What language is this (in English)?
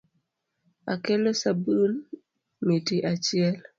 Luo (Kenya and Tanzania)